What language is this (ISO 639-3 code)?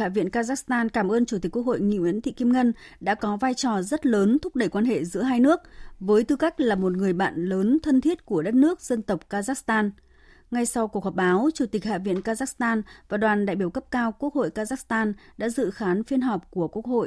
vie